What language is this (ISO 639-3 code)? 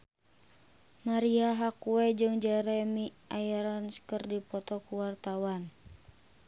sun